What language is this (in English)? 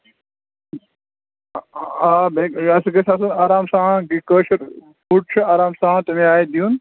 Kashmiri